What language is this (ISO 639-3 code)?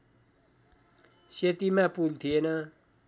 nep